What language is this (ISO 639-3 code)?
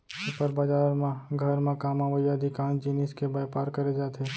hne